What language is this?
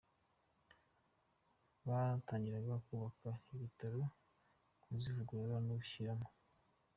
Kinyarwanda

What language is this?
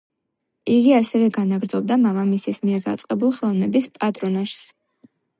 Georgian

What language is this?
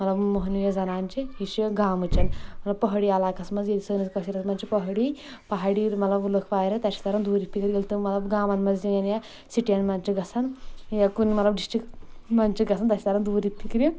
Kashmiri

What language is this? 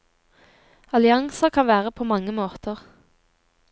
Norwegian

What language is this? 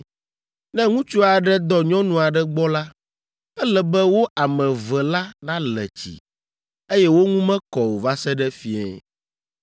Ewe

